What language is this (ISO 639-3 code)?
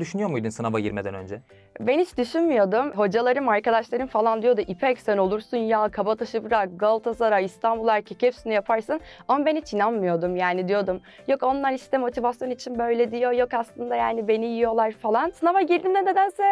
tur